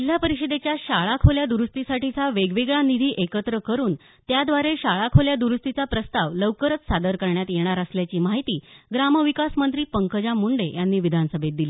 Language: Marathi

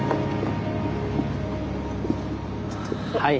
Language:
Japanese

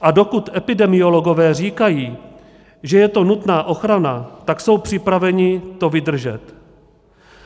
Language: Czech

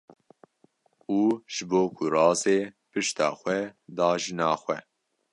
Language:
Kurdish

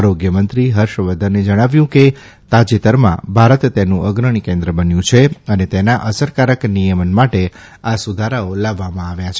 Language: Gujarati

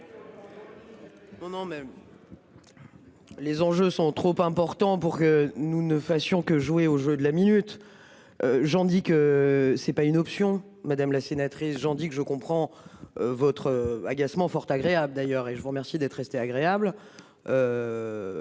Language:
French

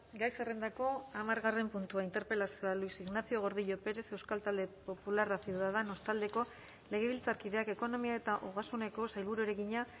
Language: Basque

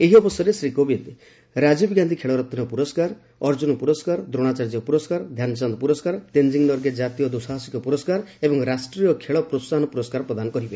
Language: Odia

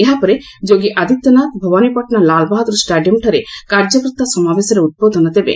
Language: Odia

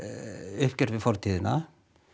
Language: Icelandic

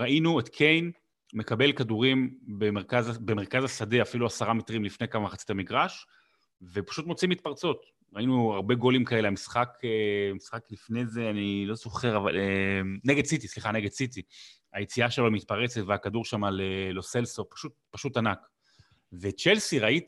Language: Hebrew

